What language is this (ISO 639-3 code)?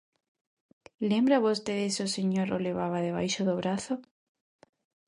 glg